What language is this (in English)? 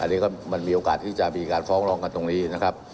Thai